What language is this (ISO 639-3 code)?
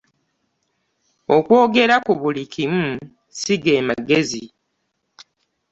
lug